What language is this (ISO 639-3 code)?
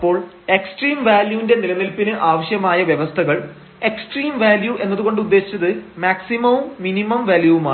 mal